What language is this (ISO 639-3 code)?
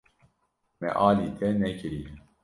kur